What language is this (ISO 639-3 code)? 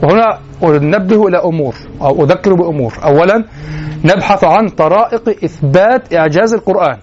ara